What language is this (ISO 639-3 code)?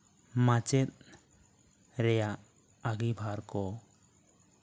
sat